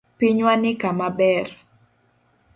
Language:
Luo (Kenya and Tanzania)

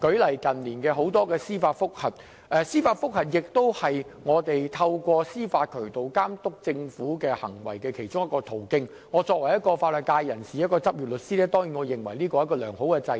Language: Cantonese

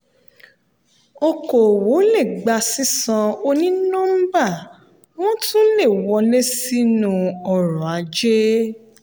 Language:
Yoruba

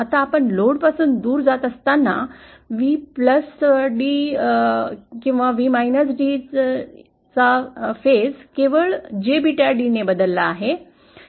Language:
Marathi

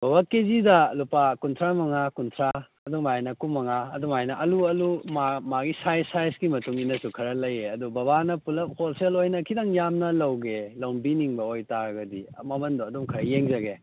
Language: Manipuri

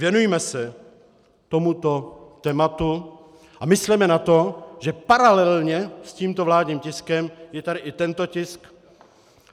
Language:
Czech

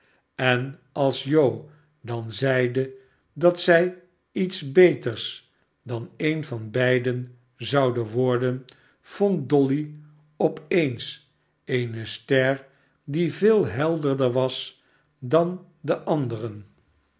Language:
Dutch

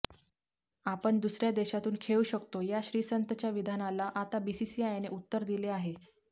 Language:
Marathi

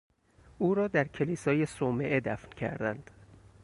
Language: Persian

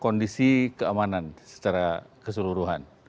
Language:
Indonesian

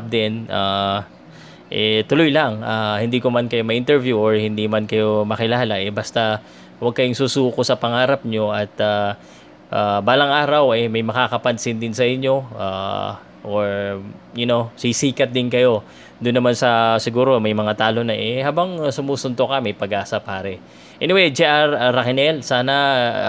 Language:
Filipino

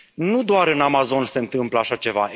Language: Romanian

